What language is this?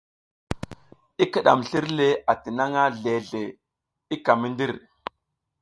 South Giziga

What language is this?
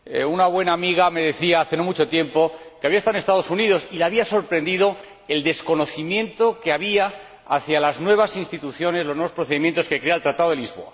Spanish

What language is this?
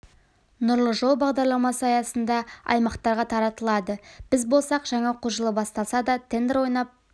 Kazakh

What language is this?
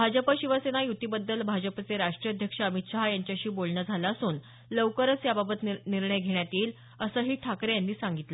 Marathi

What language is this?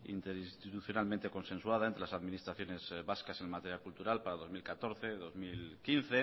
Spanish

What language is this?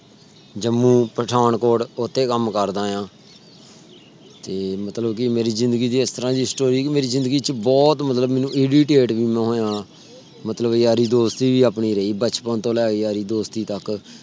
Punjabi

